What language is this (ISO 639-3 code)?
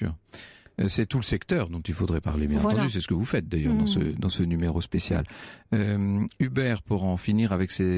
fra